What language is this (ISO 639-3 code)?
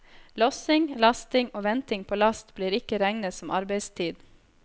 nor